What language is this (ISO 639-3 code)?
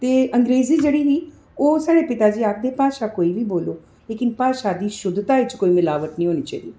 doi